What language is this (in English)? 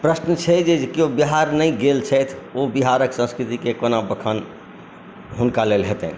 Maithili